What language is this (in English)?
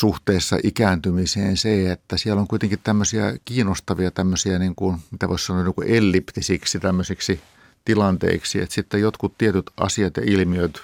Finnish